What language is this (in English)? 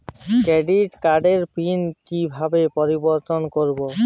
Bangla